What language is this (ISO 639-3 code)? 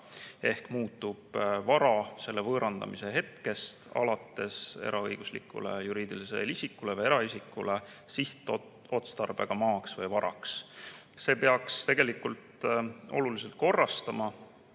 est